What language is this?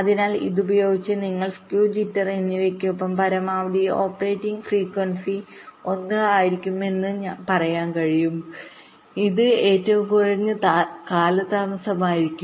Malayalam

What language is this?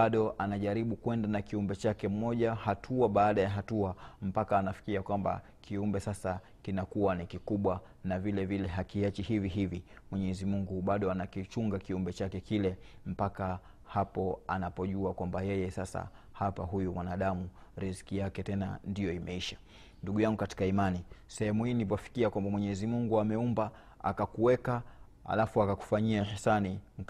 Swahili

